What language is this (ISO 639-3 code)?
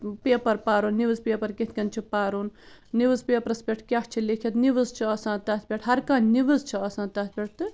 kas